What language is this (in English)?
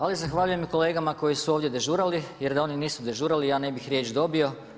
Croatian